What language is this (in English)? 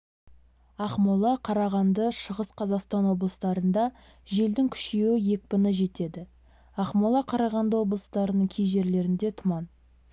Kazakh